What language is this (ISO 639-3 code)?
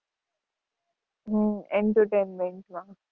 guj